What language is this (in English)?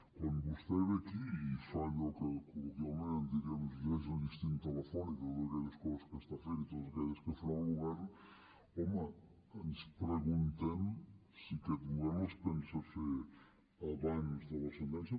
Catalan